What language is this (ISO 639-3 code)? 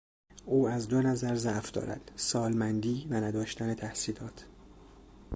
fas